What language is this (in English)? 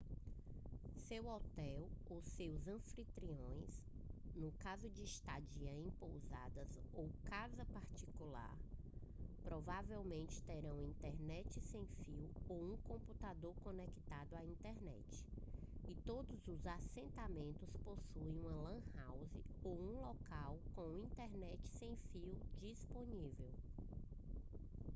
Portuguese